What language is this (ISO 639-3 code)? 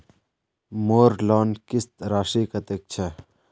mag